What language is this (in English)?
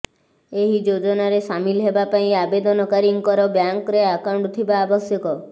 Odia